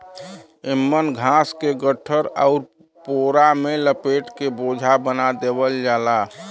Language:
Bhojpuri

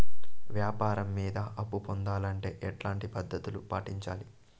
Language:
Telugu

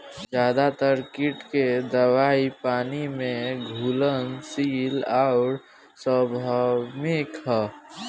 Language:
Bhojpuri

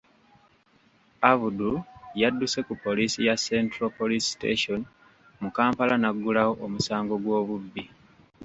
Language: Ganda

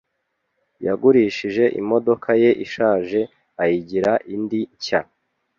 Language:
Kinyarwanda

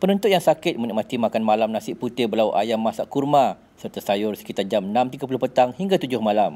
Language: Malay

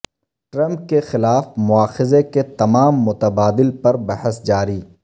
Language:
Urdu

